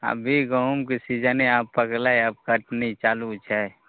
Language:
Maithili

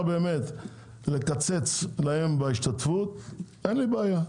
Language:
Hebrew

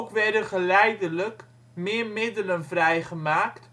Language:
Dutch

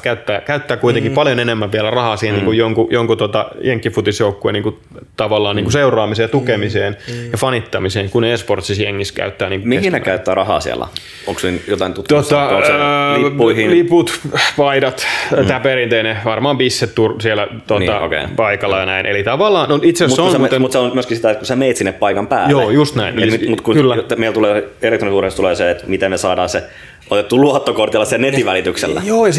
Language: Finnish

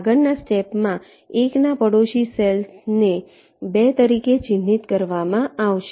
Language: Gujarati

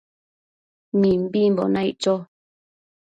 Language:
Matsés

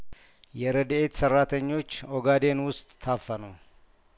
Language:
Amharic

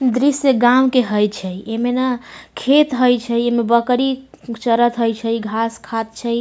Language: Maithili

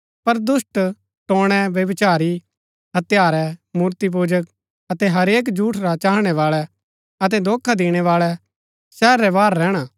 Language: Gaddi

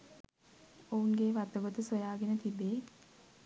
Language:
Sinhala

